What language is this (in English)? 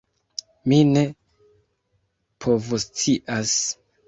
Esperanto